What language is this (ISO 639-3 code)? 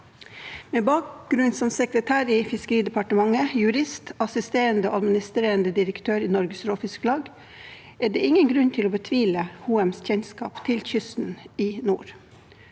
nor